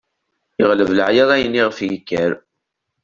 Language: Kabyle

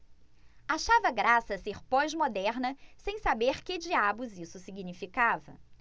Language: Portuguese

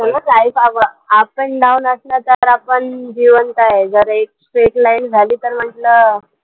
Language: Marathi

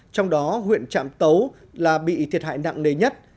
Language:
Vietnamese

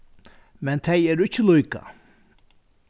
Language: Faroese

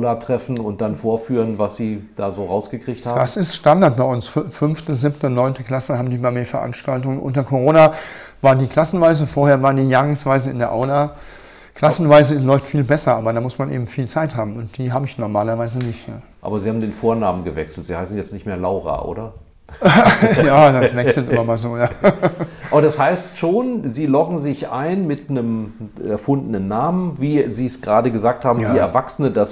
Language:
German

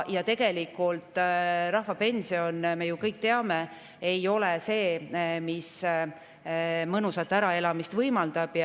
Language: Estonian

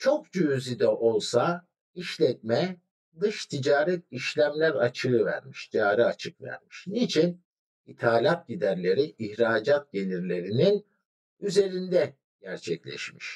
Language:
Turkish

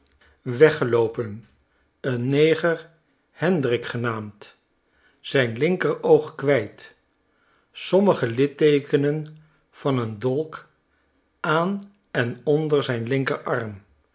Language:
Dutch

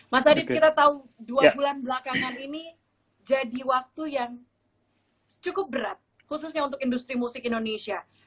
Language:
Indonesian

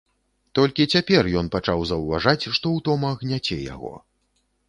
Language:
Belarusian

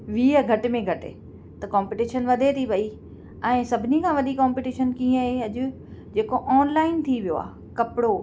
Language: Sindhi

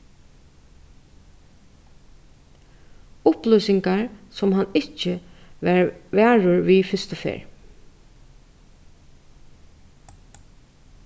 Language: Faroese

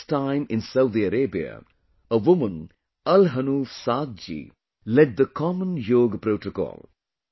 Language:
English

